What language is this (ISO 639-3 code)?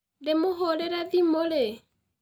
kik